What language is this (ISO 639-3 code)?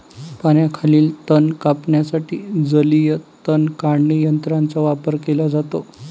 mar